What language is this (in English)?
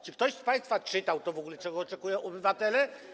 Polish